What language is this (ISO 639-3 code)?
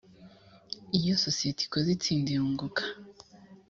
kin